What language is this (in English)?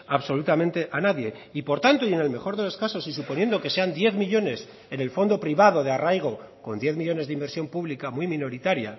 Spanish